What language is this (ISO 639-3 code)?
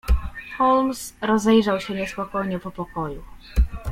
pol